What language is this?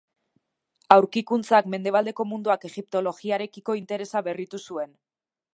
Basque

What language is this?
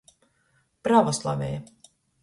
Latgalian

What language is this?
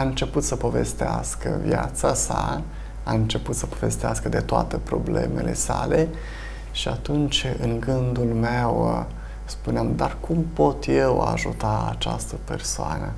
Romanian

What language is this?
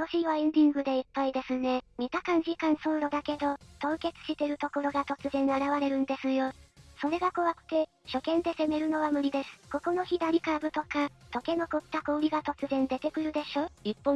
Japanese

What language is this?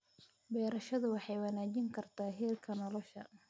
Somali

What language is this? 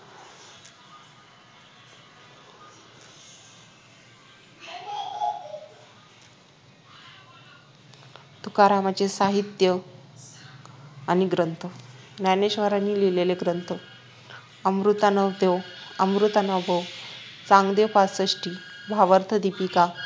Marathi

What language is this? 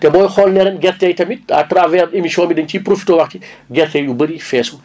Wolof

